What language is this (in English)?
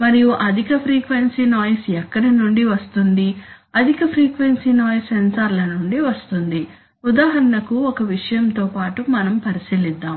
Telugu